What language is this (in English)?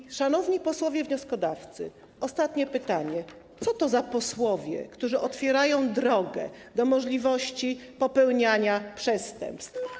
Polish